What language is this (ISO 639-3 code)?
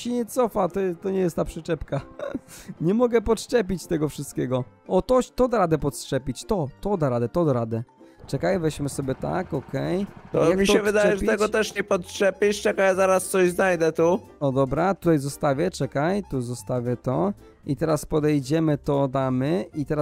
pol